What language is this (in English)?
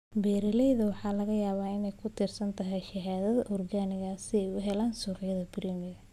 Somali